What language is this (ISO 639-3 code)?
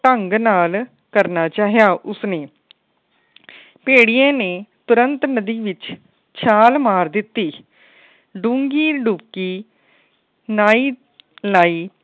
pan